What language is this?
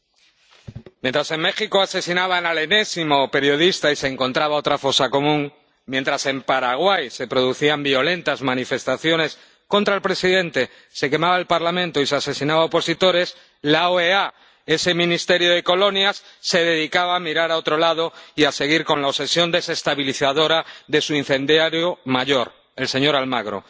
Spanish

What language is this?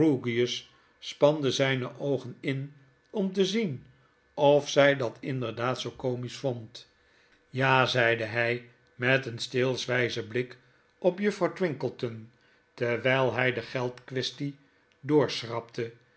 Dutch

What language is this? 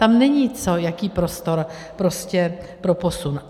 Czech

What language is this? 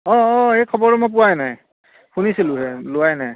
Assamese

